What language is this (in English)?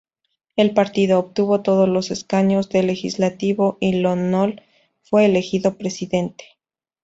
Spanish